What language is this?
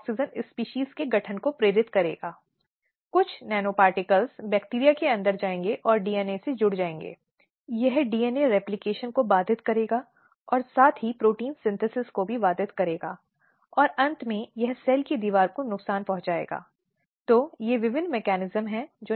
Hindi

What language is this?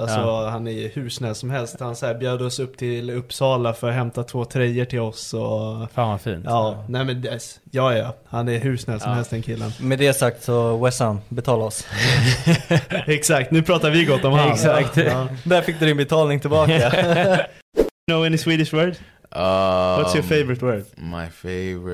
Swedish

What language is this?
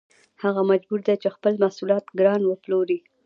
Pashto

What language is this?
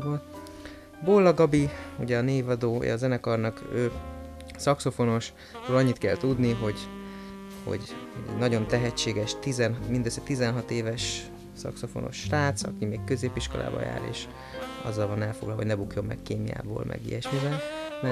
Hungarian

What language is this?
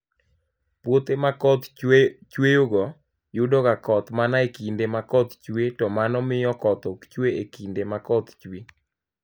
Luo (Kenya and Tanzania)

